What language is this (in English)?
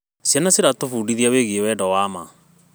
Kikuyu